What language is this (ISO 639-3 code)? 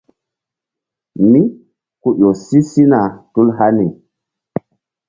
mdd